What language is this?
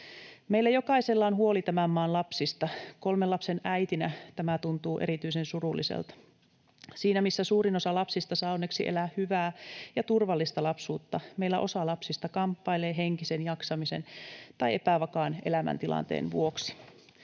Finnish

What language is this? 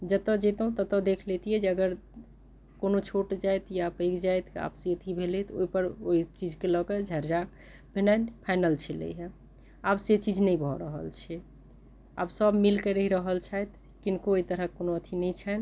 Maithili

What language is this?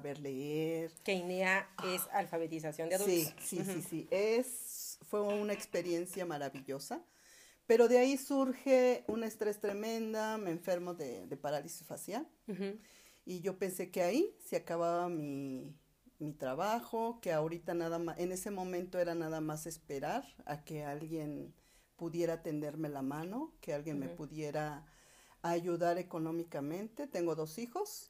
Spanish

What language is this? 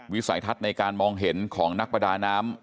Thai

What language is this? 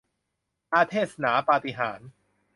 Thai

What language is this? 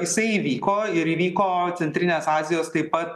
Lithuanian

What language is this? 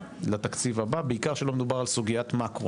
Hebrew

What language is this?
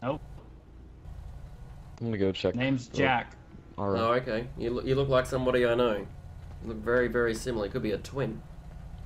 English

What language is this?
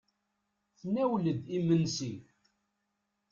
Kabyle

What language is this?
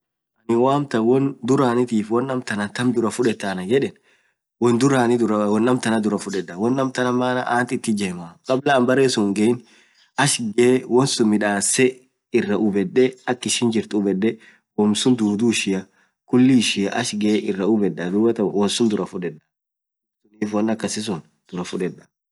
Orma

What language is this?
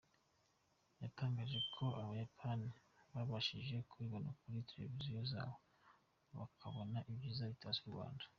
Kinyarwanda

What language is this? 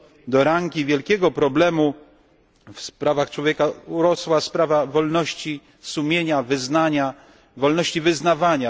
Polish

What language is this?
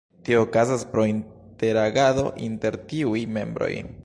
Esperanto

